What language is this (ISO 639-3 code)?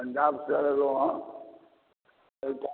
mai